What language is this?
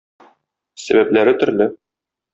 Tatar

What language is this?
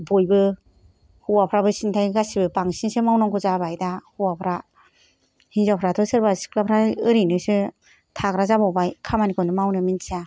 Bodo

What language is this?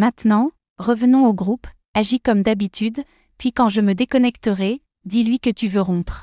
French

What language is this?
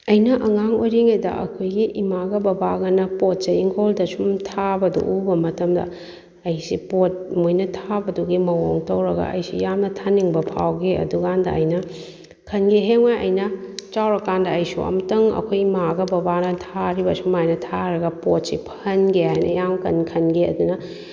Manipuri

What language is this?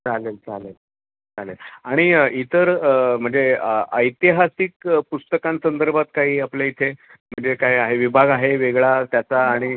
Marathi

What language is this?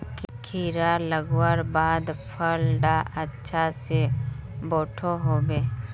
Magahi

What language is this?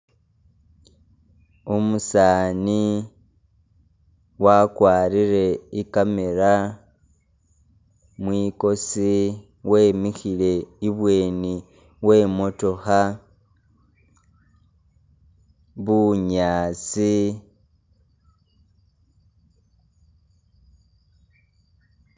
Masaaba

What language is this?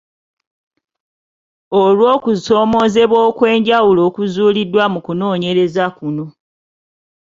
Ganda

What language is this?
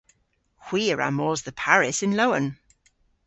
Cornish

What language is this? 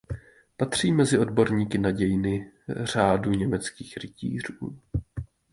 Czech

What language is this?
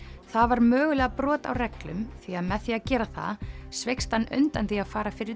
Icelandic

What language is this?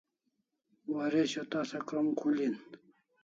Kalasha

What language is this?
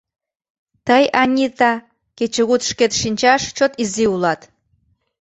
Mari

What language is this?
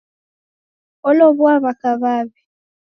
Taita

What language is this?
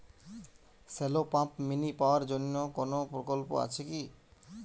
Bangla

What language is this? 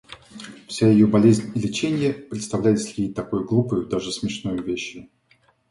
Russian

